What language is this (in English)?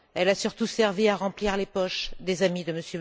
French